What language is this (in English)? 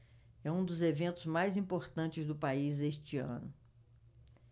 Portuguese